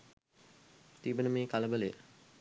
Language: Sinhala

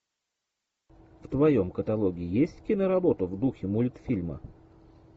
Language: Russian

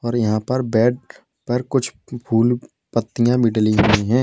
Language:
Hindi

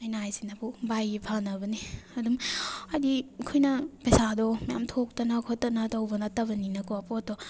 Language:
Manipuri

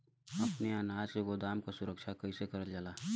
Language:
Bhojpuri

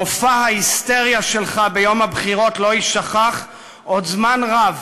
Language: Hebrew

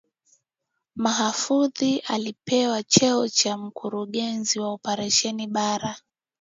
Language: Swahili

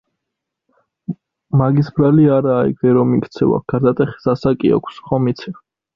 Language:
Georgian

